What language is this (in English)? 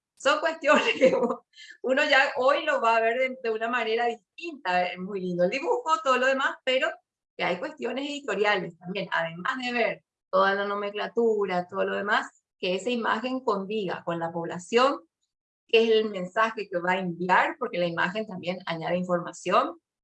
Spanish